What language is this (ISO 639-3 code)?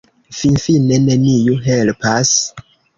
epo